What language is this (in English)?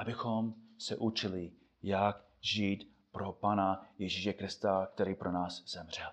Czech